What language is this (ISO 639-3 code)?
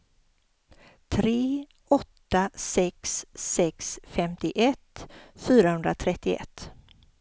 swe